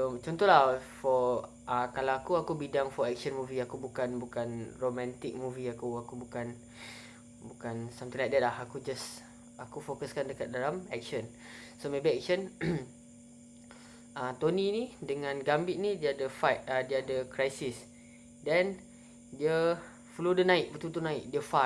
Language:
Malay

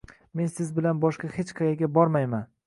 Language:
Uzbek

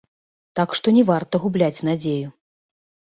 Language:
Belarusian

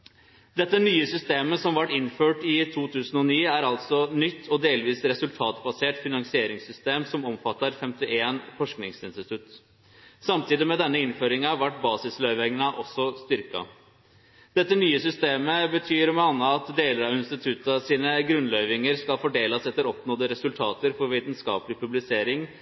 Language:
Norwegian Nynorsk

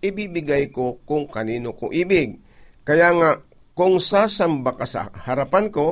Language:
Filipino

